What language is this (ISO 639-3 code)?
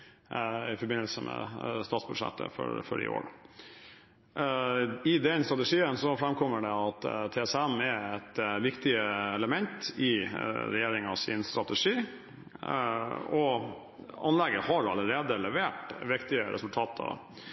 nob